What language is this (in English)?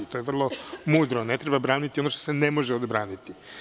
Serbian